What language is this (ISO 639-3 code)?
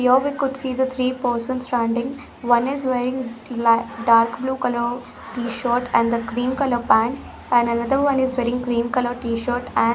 eng